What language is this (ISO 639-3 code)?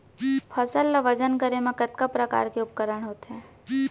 hne